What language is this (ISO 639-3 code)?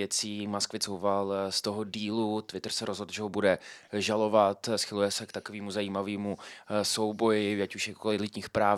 ces